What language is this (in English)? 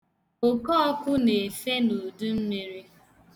Igbo